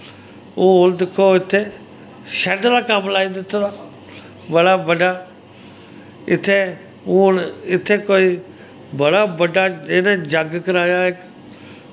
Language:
Dogri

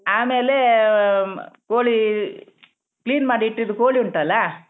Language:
Kannada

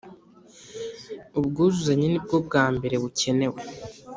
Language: Kinyarwanda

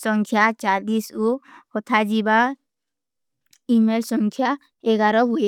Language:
Kui (India)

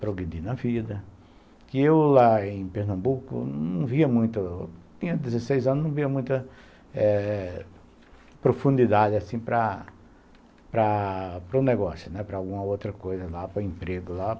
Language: Portuguese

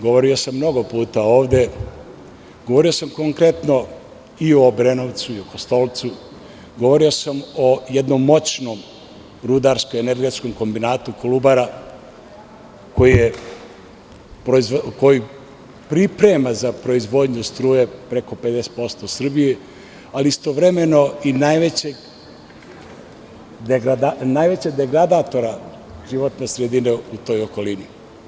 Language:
Serbian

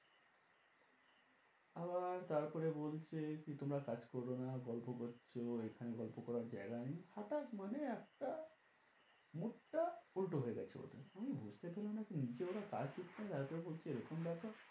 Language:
Bangla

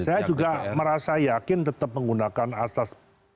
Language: Indonesian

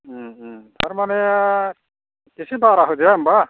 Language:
Bodo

